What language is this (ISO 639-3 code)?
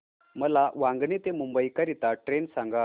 mar